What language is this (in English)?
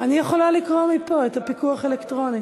Hebrew